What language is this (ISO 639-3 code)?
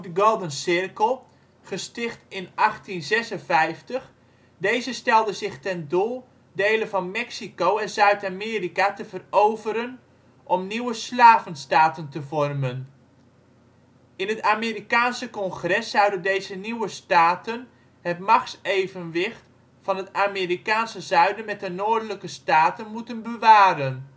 nld